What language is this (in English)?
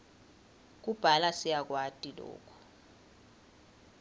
Swati